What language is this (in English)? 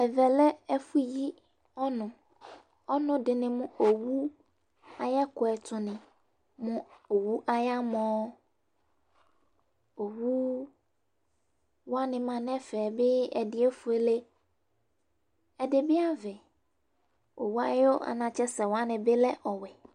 Ikposo